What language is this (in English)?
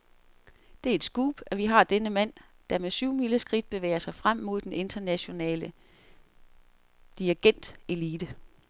Danish